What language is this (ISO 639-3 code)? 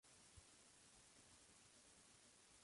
spa